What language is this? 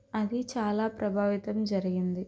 Telugu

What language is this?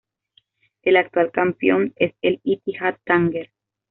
Spanish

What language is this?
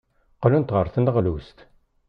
Kabyle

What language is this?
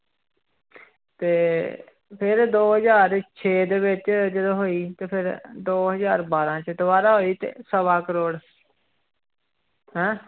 Punjabi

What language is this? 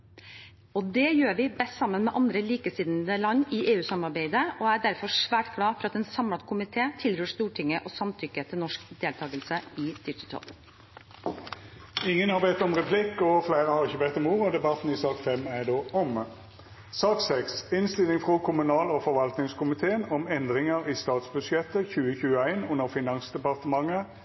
Norwegian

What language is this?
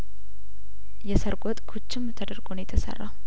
Amharic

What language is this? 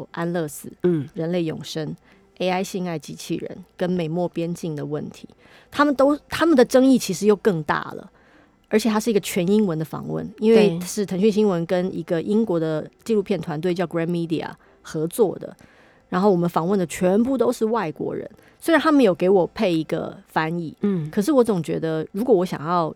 Chinese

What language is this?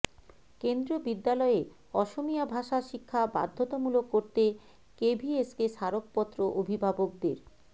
Bangla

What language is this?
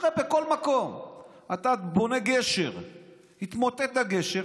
Hebrew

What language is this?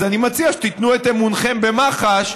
Hebrew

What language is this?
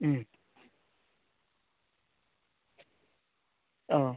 Bodo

